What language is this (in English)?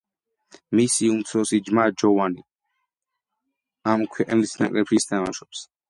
Georgian